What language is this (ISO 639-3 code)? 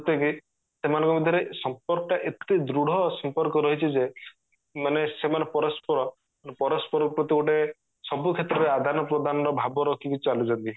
ori